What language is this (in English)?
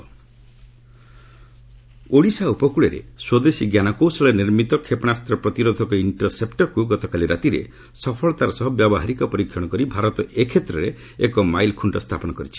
Odia